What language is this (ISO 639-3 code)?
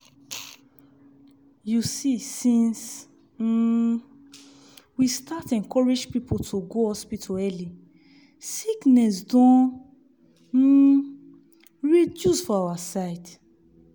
pcm